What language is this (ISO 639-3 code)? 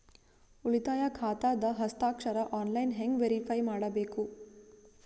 kan